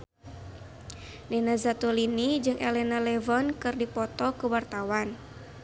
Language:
Sundanese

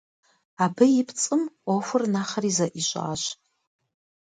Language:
Kabardian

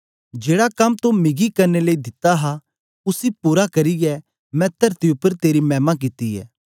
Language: Dogri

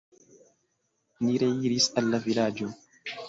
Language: Esperanto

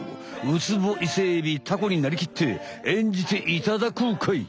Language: Japanese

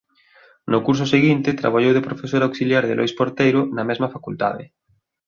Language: Galician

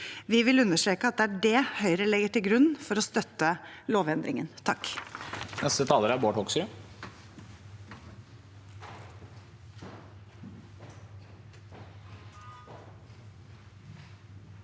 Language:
Norwegian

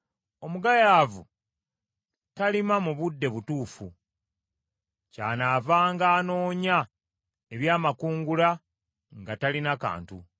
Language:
Ganda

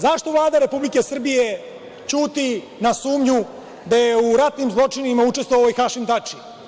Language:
Serbian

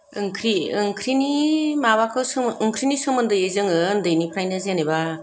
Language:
Bodo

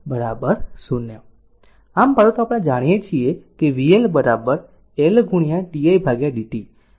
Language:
Gujarati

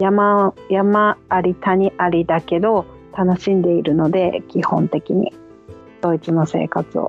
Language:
Japanese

